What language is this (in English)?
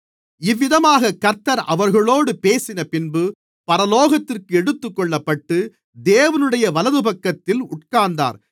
Tamil